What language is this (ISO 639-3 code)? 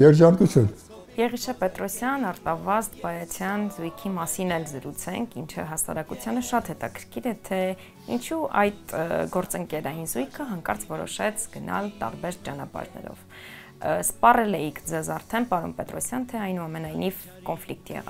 ron